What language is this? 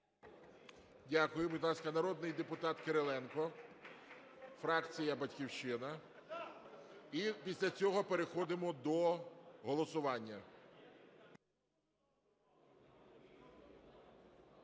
Ukrainian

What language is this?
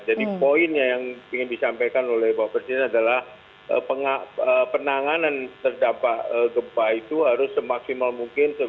Indonesian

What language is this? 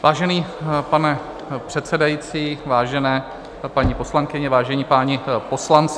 Czech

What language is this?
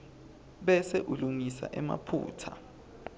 Swati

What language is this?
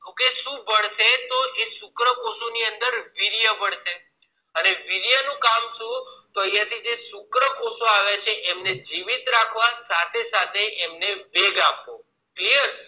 Gujarati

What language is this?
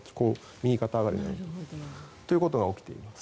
Japanese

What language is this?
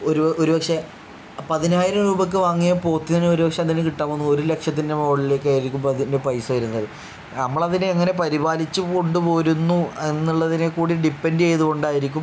Malayalam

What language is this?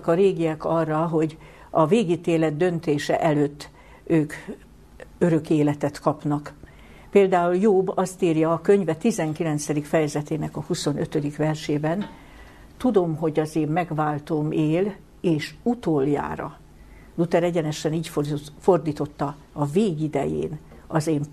Hungarian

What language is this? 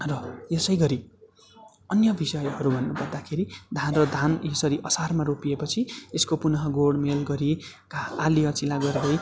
Nepali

